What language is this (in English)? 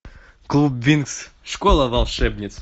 Russian